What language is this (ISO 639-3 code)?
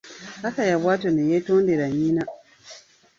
lug